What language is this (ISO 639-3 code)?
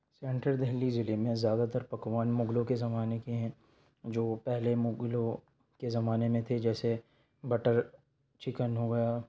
urd